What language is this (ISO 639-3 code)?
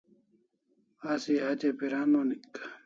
kls